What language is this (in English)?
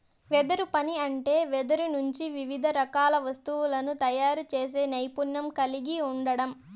Telugu